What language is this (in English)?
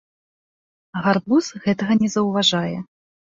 Belarusian